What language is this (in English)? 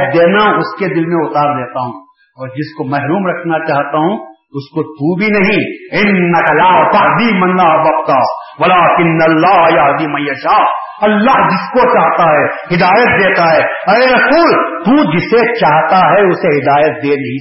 Urdu